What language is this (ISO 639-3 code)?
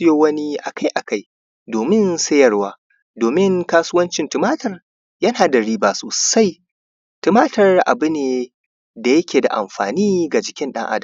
hau